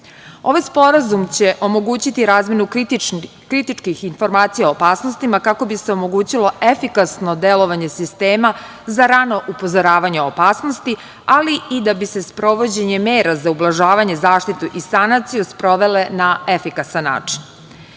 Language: Serbian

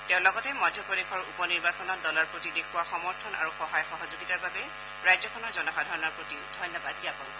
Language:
Assamese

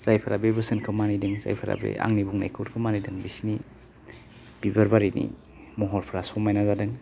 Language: Bodo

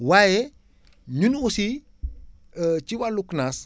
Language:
Wolof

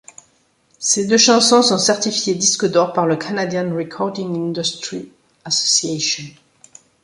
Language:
French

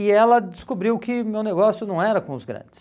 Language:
Portuguese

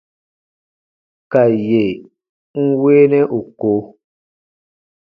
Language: Baatonum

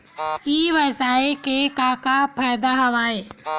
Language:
Chhattisgarhi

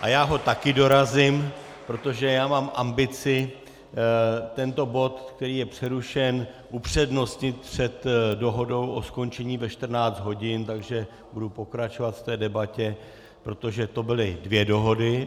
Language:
Czech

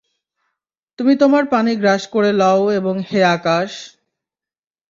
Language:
Bangla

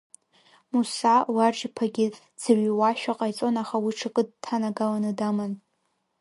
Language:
Abkhazian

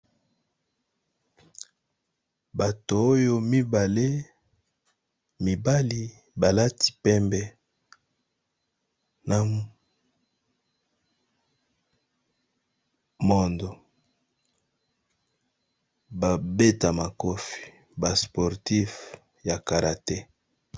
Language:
Lingala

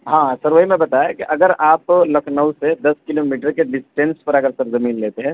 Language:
Urdu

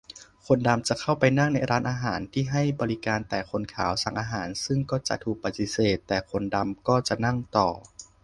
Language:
Thai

